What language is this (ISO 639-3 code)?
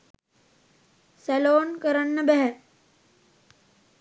sin